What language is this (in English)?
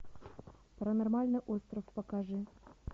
Russian